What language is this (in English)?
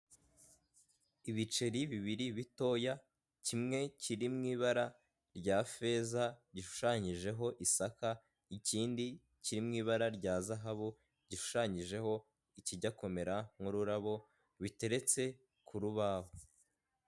Kinyarwanda